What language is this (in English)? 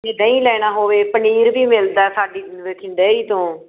Punjabi